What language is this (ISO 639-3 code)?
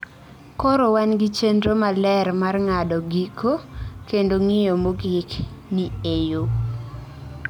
luo